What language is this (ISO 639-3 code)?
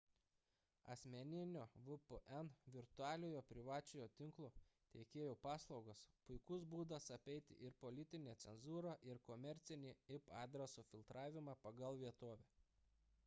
lit